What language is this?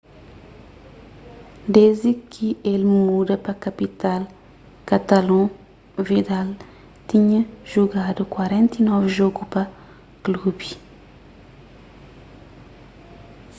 Kabuverdianu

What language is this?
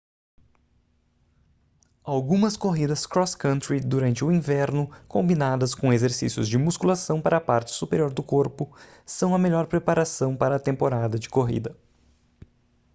Portuguese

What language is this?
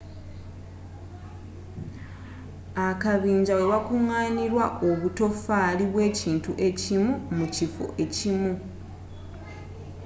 Ganda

